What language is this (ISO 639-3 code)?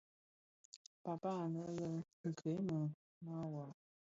ksf